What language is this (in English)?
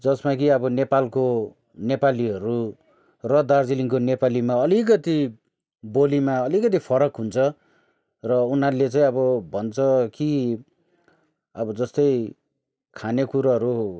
Nepali